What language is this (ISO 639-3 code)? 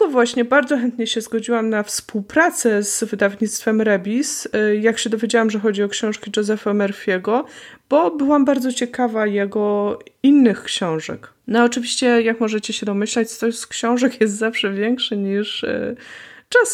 pol